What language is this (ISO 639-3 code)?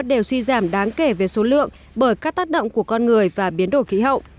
vie